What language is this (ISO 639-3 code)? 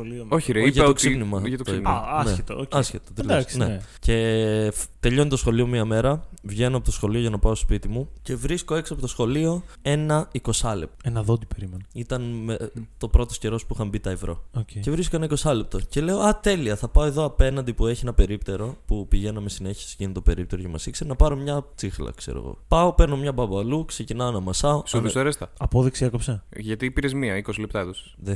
ell